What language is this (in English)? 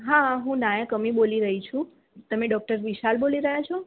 Gujarati